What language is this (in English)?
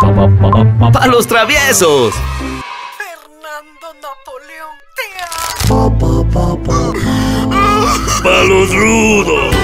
Spanish